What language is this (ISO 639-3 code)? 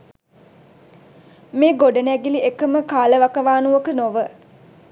sin